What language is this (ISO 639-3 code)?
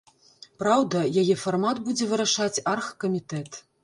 bel